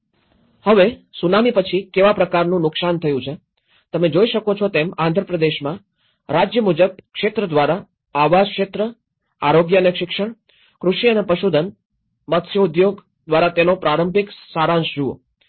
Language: Gujarati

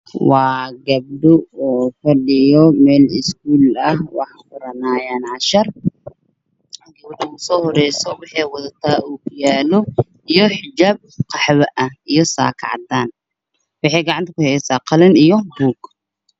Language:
Somali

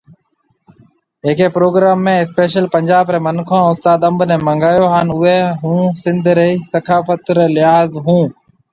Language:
Marwari (Pakistan)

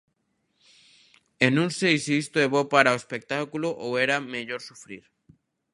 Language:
Galician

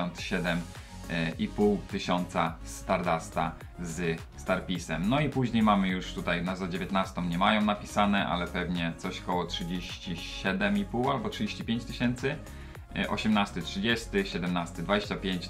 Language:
Polish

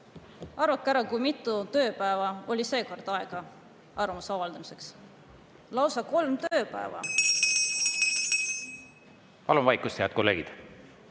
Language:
Estonian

